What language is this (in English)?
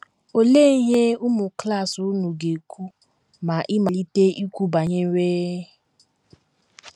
Igbo